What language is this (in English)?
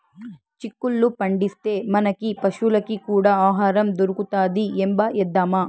Telugu